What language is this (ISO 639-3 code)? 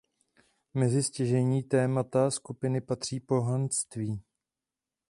ces